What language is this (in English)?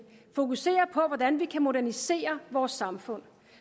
Danish